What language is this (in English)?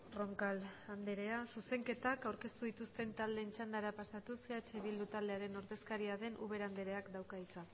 Basque